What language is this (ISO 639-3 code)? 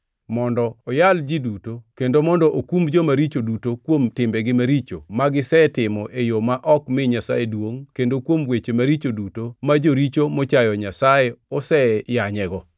luo